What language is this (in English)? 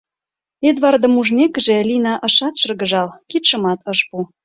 Mari